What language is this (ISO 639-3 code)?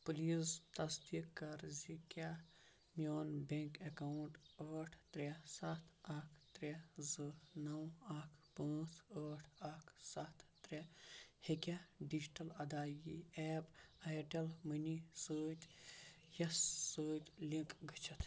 kas